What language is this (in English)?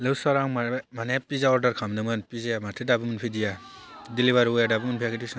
Bodo